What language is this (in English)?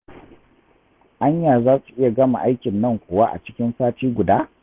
Hausa